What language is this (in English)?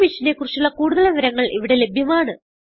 Malayalam